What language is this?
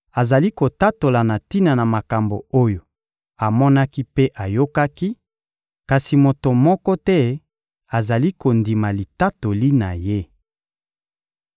Lingala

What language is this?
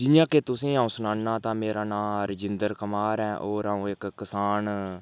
Dogri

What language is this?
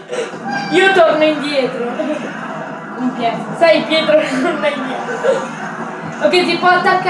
Italian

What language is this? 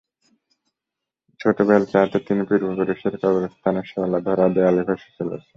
Bangla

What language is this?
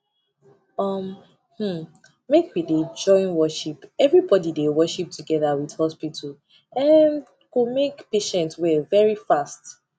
Nigerian Pidgin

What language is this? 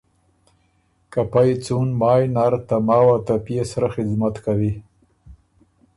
Ormuri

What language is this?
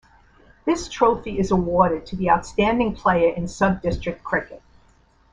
English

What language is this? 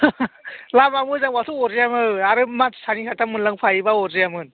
Bodo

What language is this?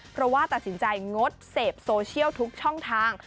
Thai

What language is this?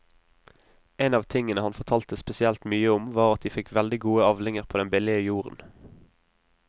Norwegian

